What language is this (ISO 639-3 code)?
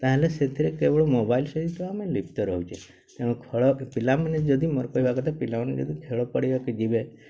ori